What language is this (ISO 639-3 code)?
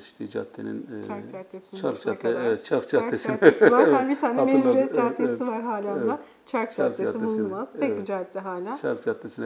tur